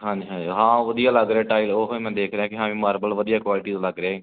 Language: Punjabi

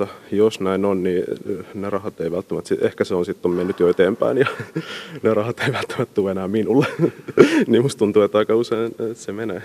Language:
Finnish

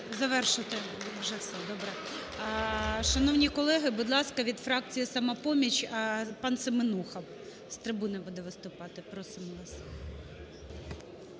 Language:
Ukrainian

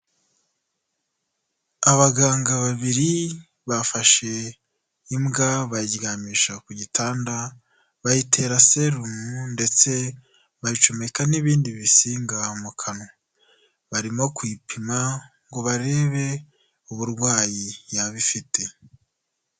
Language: Kinyarwanda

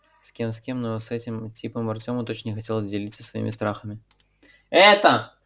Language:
Russian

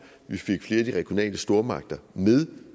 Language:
Danish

